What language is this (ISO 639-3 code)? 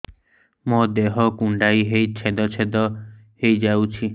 ori